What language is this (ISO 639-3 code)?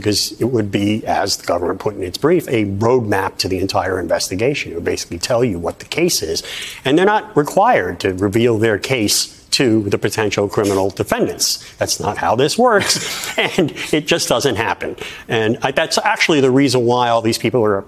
eng